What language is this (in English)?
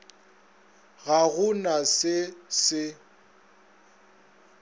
Northern Sotho